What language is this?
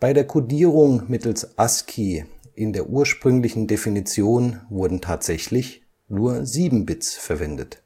German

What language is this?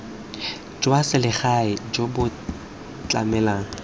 Tswana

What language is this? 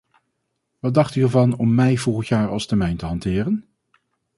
Dutch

